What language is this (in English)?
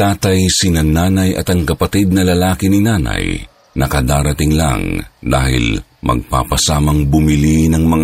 Filipino